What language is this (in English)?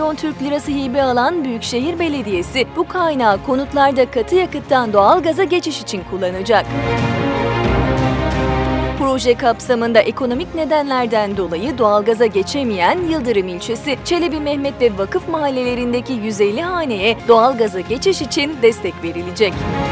Turkish